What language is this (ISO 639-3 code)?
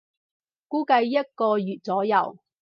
yue